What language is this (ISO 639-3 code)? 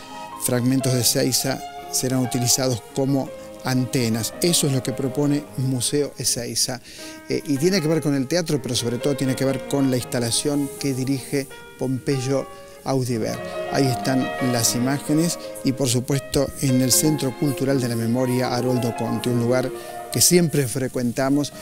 spa